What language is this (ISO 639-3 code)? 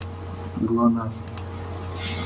rus